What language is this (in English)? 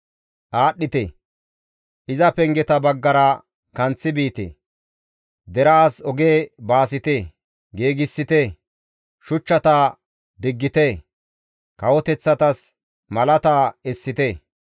Gamo